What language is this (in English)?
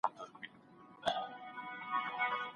Pashto